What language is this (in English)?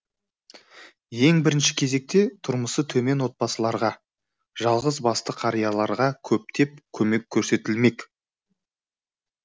Kazakh